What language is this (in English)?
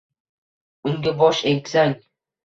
Uzbek